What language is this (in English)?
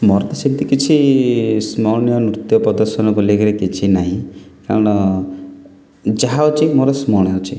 Odia